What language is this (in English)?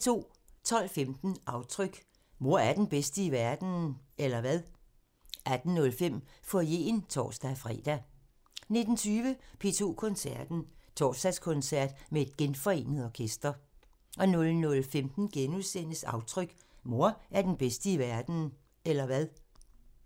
Danish